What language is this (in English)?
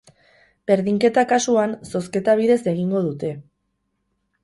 Basque